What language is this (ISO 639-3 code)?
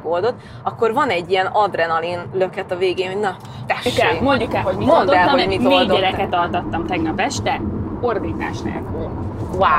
hun